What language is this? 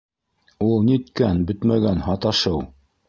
Bashkir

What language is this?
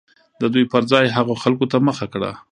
Pashto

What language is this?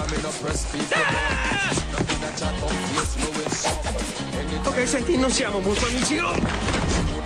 Italian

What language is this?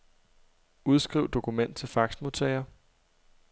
Danish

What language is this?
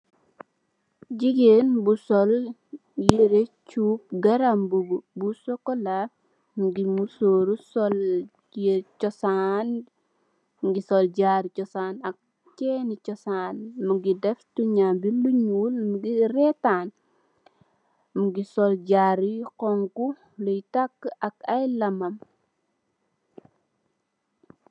Wolof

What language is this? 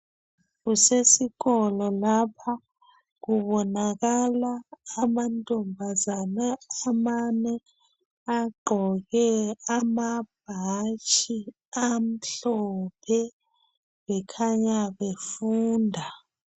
North Ndebele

